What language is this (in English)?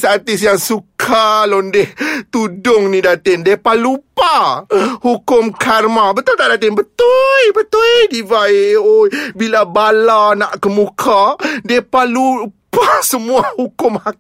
Malay